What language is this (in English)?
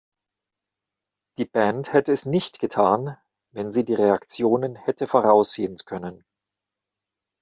German